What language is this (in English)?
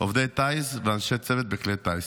Hebrew